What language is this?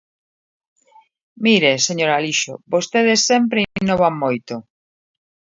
Galician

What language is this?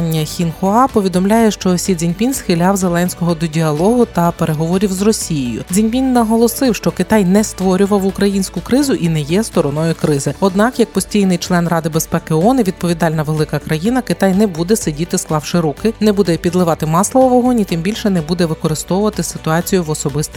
Ukrainian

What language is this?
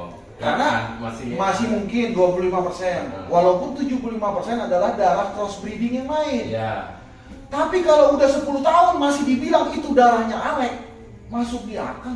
Indonesian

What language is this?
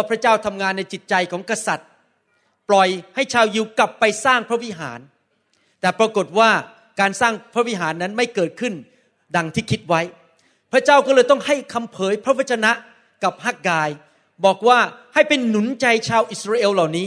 Thai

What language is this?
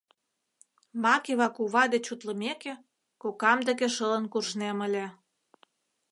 Mari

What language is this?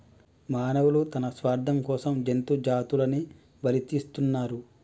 Telugu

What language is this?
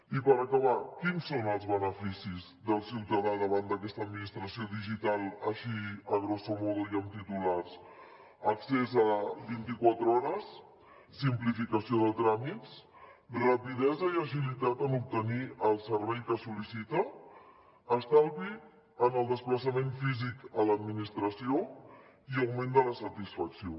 Catalan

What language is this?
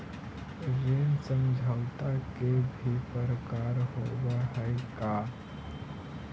Magahi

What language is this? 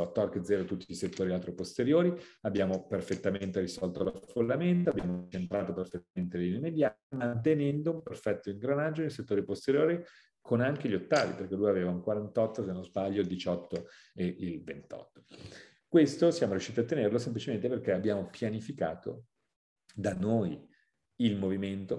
Italian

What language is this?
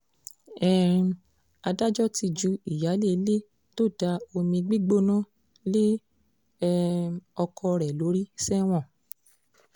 Yoruba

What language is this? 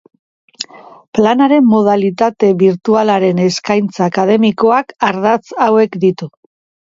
Basque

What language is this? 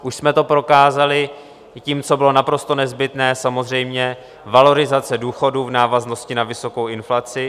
Czech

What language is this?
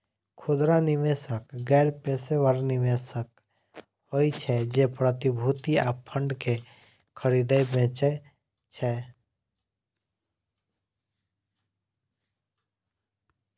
Maithili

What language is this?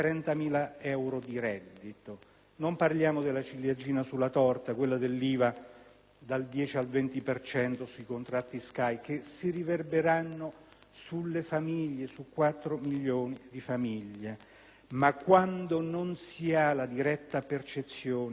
Italian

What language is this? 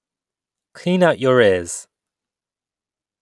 English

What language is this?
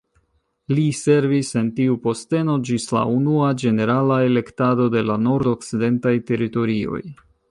Esperanto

